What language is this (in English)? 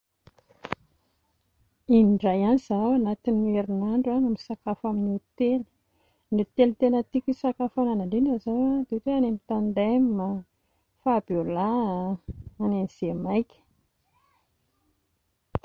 Malagasy